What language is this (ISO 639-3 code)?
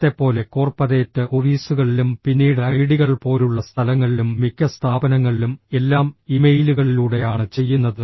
mal